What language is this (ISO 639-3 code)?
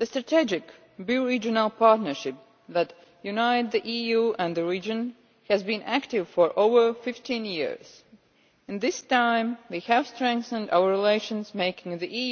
eng